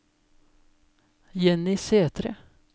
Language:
Norwegian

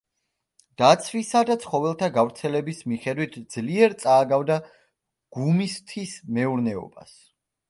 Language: Georgian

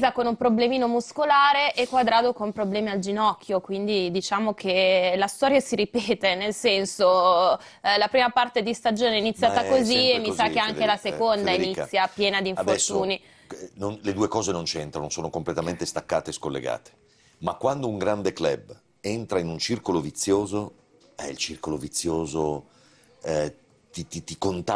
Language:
Italian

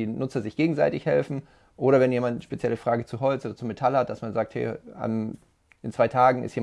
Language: German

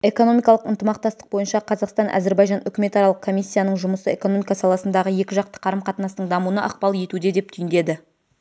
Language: Kazakh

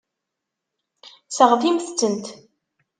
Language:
Kabyle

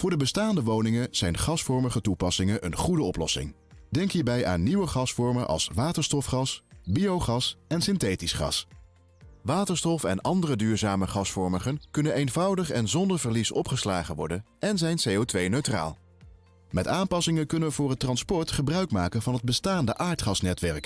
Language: Dutch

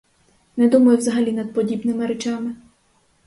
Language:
Ukrainian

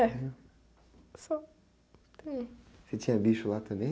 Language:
Portuguese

